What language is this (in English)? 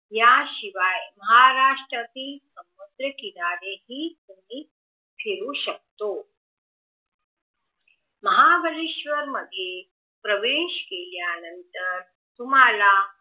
Marathi